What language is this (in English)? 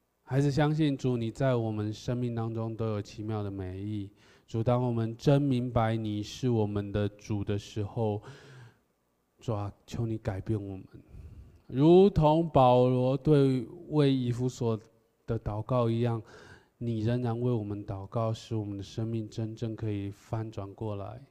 Chinese